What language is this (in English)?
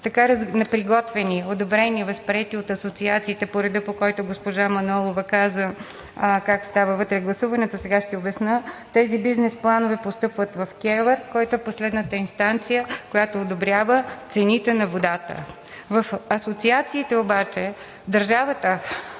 Bulgarian